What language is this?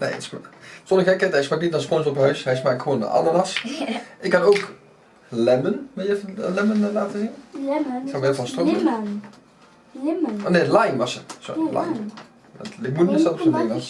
Dutch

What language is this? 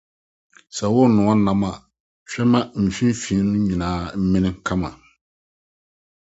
Akan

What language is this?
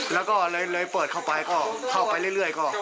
Thai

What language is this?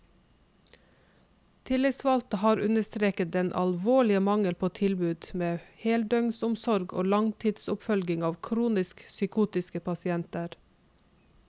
Norwegian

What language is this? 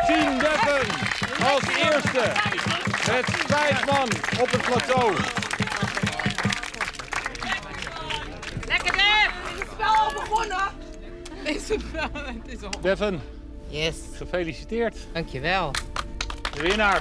Dutch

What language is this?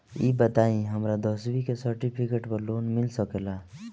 Bhojpuri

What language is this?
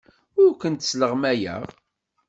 Kabyle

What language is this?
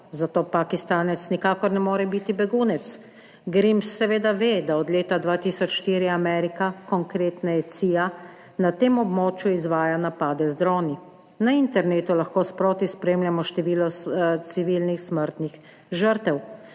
Slovenian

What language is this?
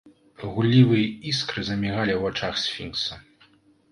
Belarusian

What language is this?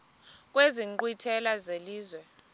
Xhosa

